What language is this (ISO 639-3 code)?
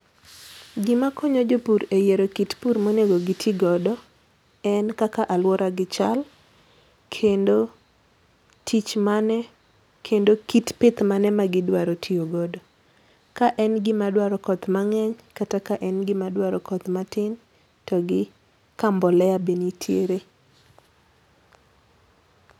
luo